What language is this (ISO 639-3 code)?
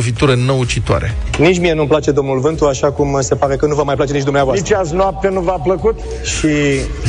ron